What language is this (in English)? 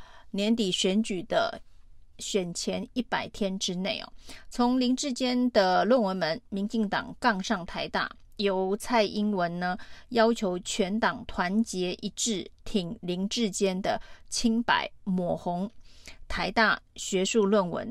Chinese